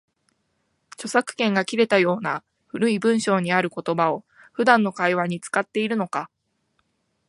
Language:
Japanese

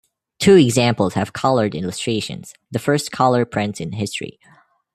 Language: English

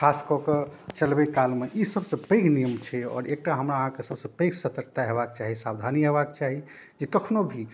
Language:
Maithili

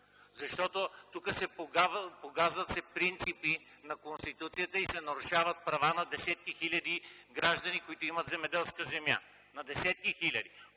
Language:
Bulgarian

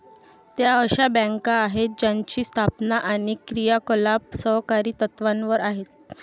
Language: Marathi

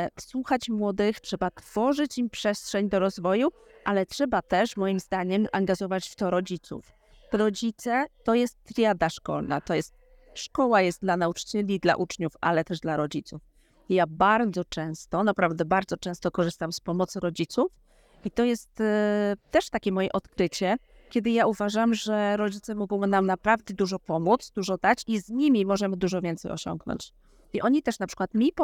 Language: Polish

